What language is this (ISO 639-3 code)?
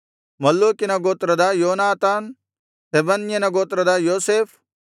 kan